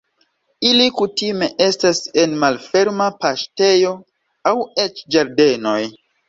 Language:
Esperanto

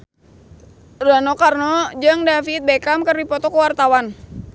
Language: Sundanese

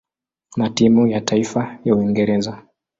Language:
Swahili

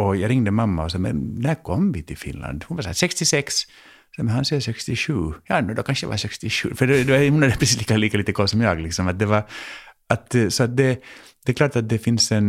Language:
Swedish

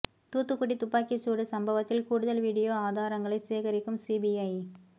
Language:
Tamil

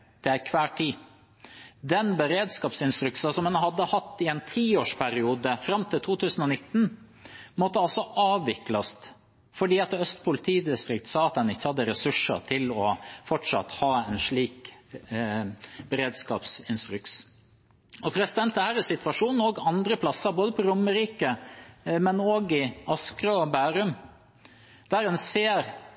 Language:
Norwegian Bokmål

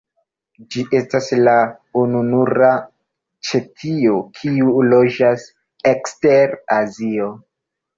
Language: Esperanto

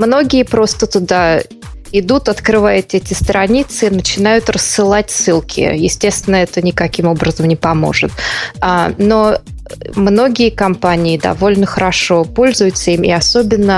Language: Russian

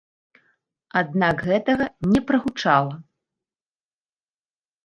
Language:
Belarusian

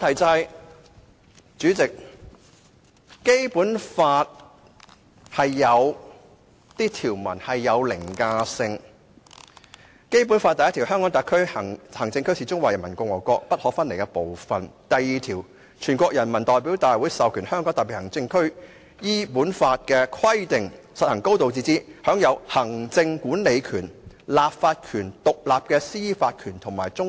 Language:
Cantonese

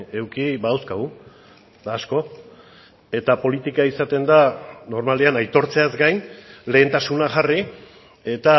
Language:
Basque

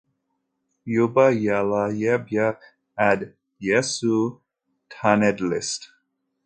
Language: Kabyle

